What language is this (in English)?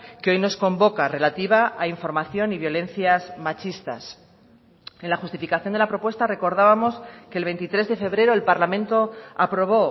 Spanish